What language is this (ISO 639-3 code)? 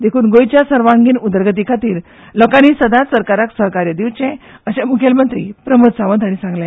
kok